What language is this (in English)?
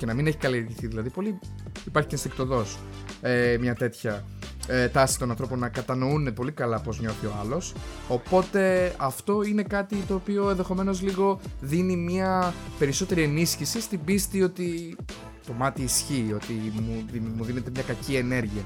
Greek